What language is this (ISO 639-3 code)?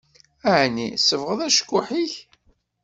kab